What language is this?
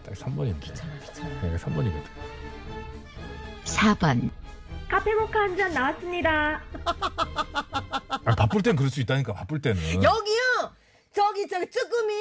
Korean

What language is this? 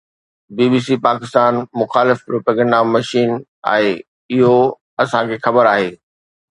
Sindhi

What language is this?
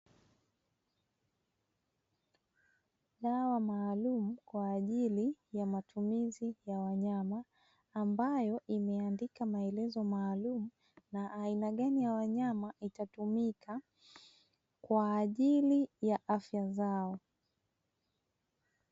Swahili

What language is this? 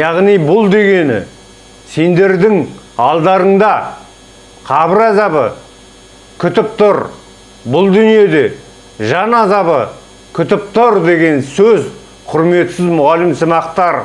Turkish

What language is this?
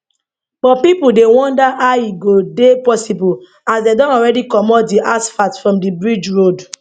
Nigerian Pidgin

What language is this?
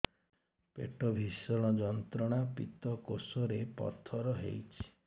Odia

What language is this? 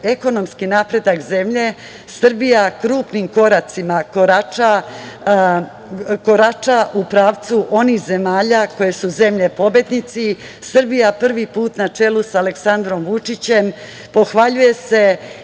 Serbian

